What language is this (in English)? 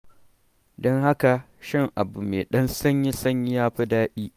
Hausa